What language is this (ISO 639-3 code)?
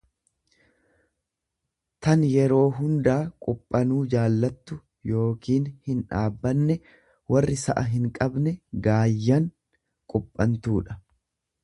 orm